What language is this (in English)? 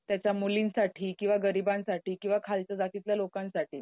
Marathi